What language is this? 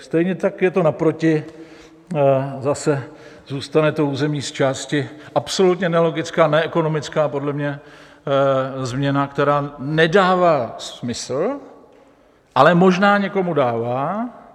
Czech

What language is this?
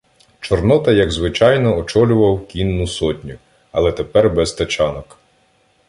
Ukrainian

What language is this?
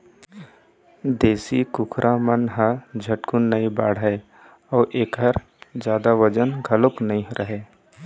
Chhattisgarhi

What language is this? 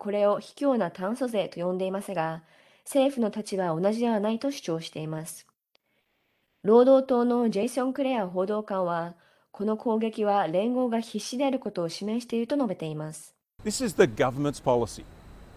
Japanese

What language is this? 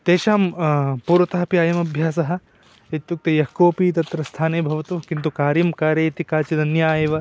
Sanskrit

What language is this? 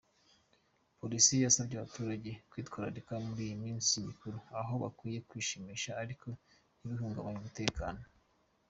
Kinyarwanda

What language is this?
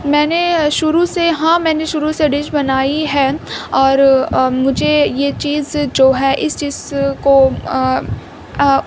Urdu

